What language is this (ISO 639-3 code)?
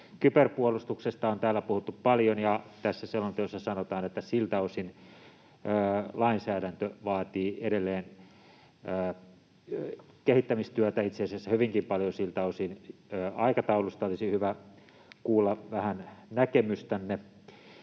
fin